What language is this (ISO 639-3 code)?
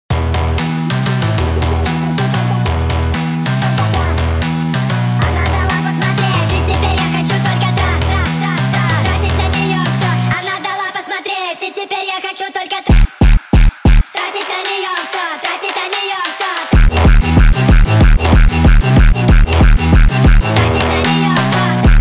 rus